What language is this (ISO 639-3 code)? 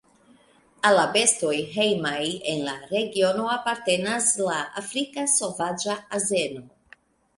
epo